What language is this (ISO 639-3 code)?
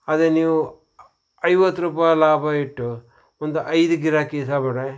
kan